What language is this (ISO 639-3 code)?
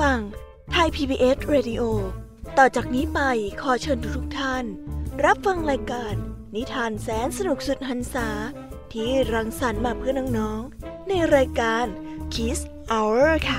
tha